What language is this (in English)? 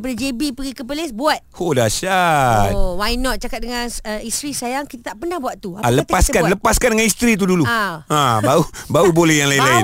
Malay